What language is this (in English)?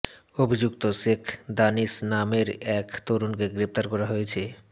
Bangla